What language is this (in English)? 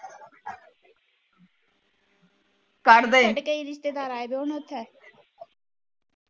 Punjabi